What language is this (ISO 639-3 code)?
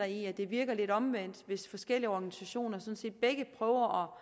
dan